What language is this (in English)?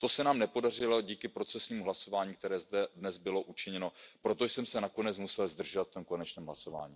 Czech